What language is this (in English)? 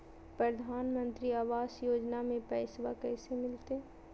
Magahi